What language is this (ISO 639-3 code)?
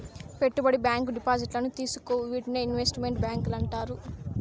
tel